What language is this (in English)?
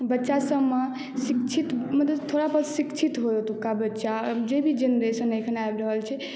Maithili